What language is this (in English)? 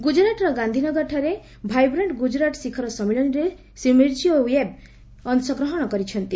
Odia